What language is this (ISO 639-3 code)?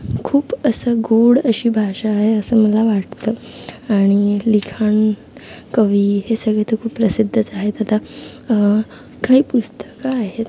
mar